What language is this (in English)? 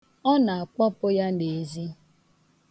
Igbo